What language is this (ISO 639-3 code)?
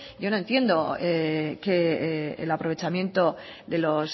spa